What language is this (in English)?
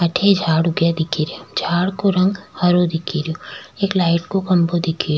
Rajasthani